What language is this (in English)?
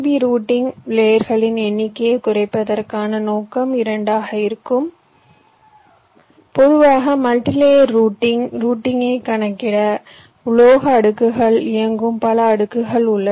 Tamil